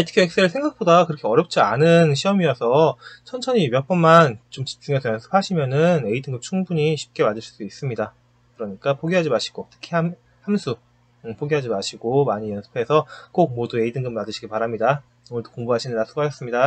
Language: Korean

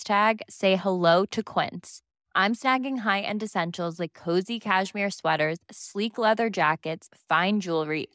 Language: Swedish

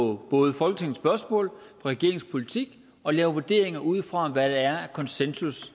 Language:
Danish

